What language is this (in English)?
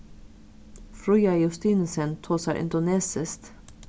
Faroese